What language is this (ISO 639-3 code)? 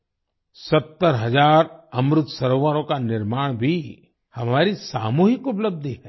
hin